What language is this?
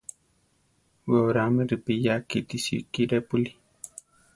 Central Tarahumara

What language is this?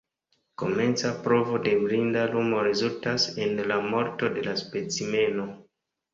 Esperanto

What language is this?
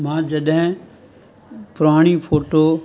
Sindhi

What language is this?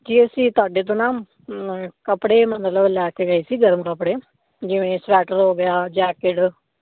Punjabi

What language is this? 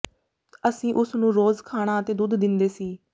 Punjabi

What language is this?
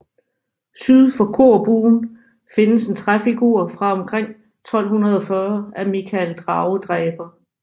Danish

